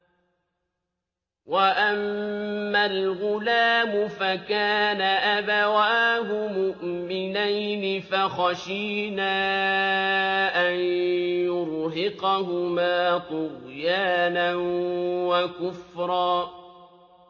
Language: Arabic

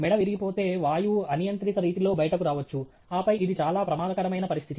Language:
Telugu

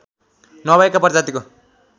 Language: Nepali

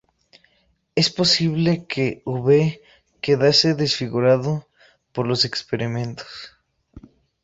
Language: Spanish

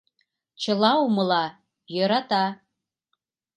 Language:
Mari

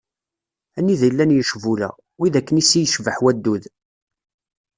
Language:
Kabyle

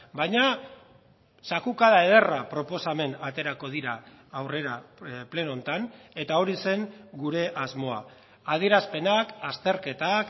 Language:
Basque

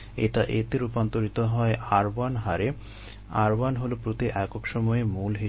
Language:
Bangla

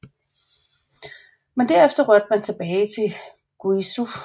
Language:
Danish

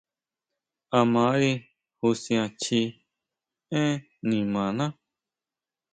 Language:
Huautla Mazatec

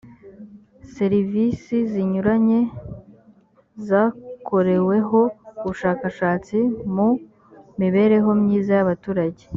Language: Kinyarwanda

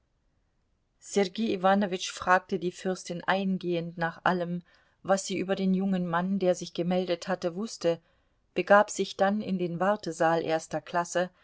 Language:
German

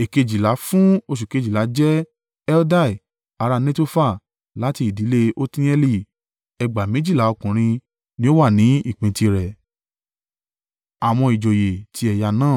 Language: Yoruba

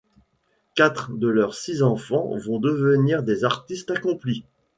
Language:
French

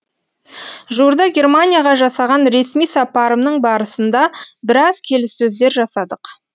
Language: Kazakh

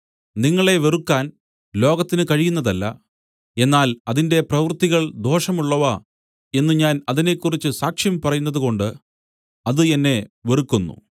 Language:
Malayalam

